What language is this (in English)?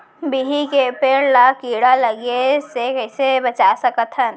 Chhattisgarhi